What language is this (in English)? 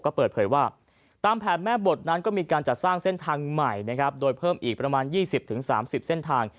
Thai